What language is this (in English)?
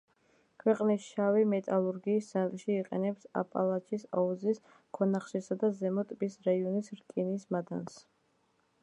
Georgian